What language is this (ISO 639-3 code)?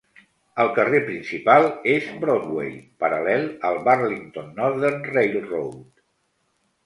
cat